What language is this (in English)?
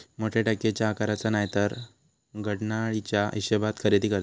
Marathi